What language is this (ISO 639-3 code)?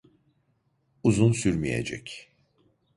tur